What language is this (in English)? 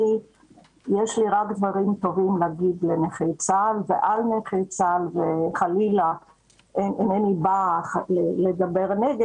Hebrew